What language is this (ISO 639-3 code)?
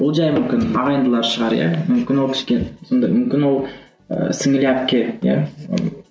kaz